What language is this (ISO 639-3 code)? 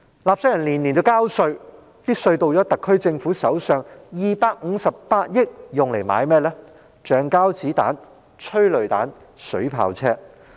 yue